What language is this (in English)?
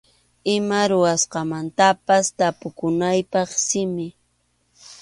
Arequipa-La Unión Quechua